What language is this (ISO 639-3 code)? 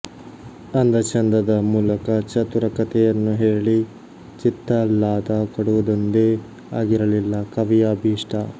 kan